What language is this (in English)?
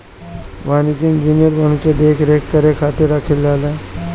Bhojpuri